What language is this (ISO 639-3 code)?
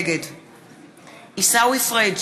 heb